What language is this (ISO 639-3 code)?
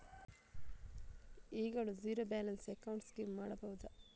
kan